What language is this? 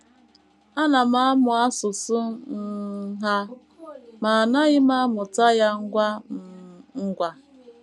Igbo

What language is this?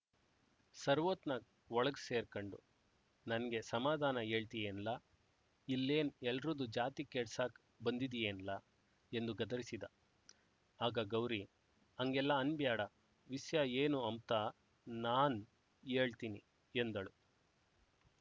Kannada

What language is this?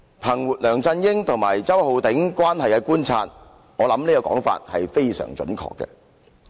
Cantonese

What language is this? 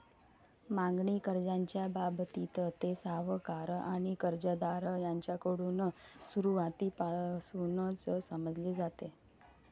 Marathi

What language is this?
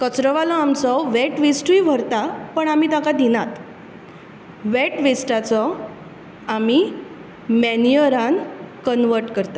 Konkani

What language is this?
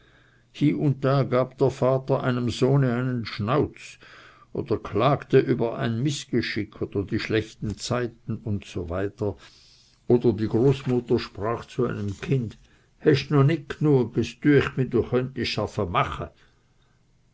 German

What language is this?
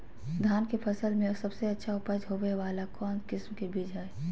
Magahi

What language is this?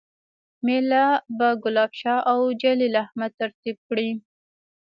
Pashto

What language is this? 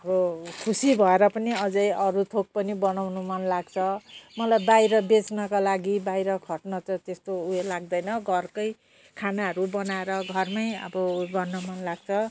Nepali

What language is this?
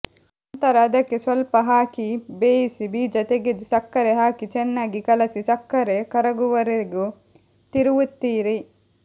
Kannada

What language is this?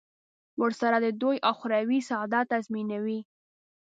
Pashto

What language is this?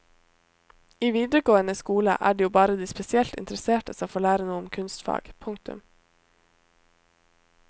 Norwegian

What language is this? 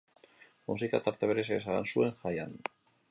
Basque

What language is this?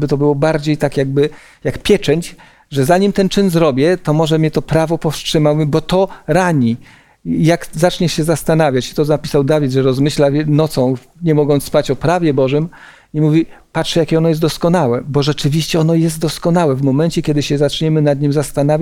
Polish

